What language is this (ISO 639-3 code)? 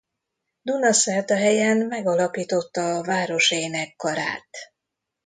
hun